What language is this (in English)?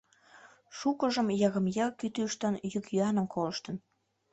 Mari